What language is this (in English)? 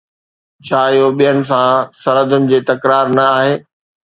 Sindhi